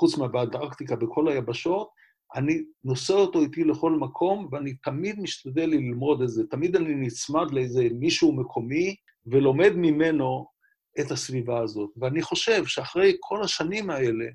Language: Hebrew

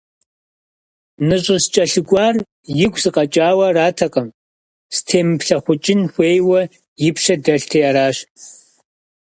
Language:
Kabardian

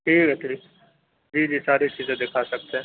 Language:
Urdu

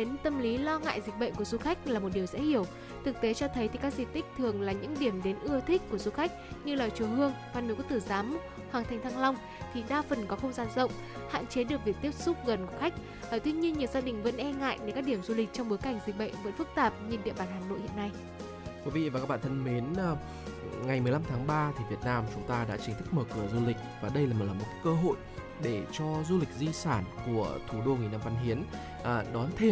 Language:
Vietnamese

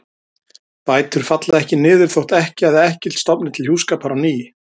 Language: Icelandic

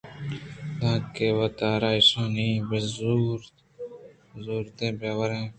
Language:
Eastern Balochi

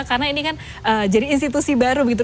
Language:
Indonesian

